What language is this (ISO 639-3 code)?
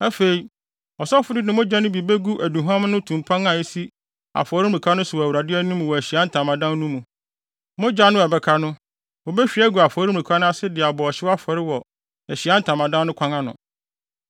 aka